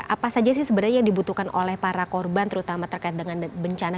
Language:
Indonesian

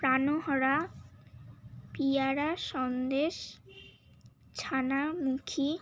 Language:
Bangla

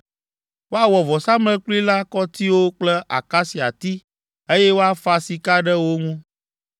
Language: Ewe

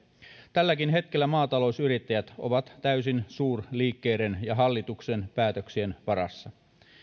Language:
Finnish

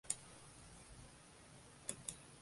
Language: Western Frisian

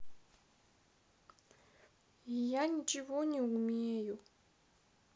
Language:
Russian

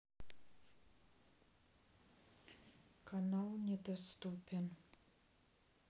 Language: Russian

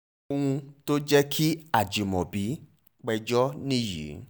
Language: Yoruba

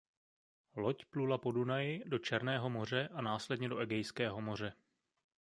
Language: Czech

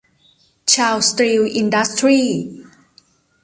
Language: Thai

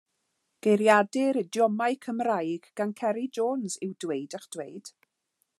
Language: Welsh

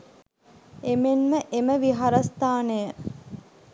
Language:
Sinhala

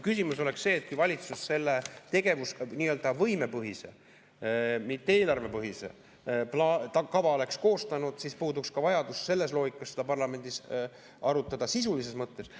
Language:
Estonian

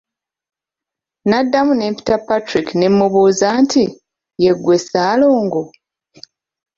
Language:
Ganda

